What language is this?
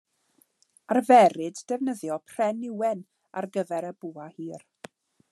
Welsh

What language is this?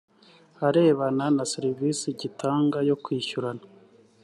Kinyarwanda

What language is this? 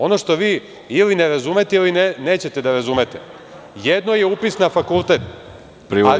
Serbian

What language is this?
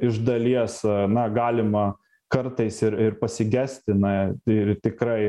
Lithuanian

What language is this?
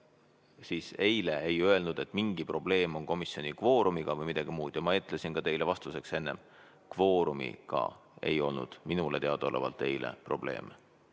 Estonian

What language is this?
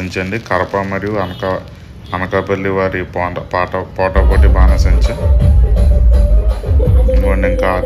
Telugu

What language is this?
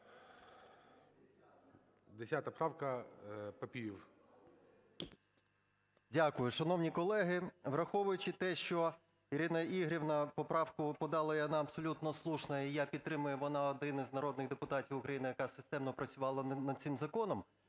Ukrainian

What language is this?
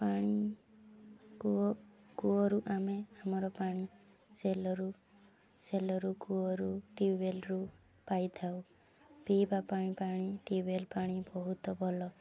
Odia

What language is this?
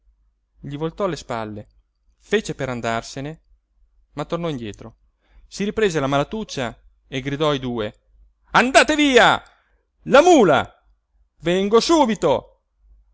Italian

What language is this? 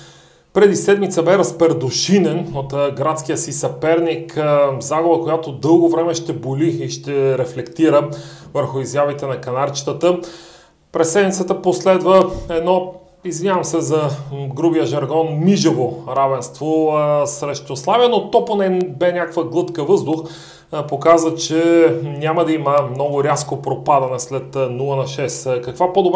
Bulgarian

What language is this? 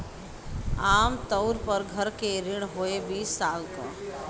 Bhojpuri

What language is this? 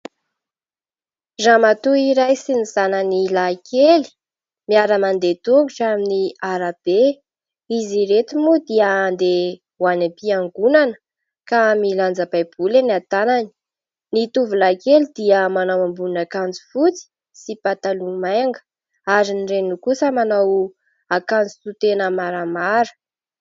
Malagasy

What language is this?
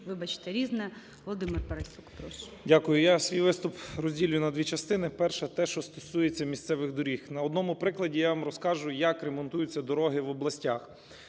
Ukrainian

